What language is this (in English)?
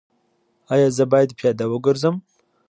Pashto